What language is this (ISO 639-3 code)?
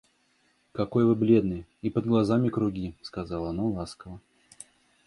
rus